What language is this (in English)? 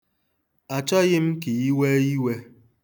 Igbo